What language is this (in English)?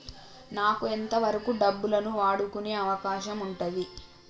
Telugu